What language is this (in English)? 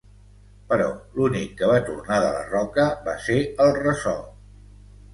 Catalan